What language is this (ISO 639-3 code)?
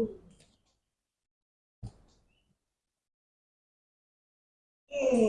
ind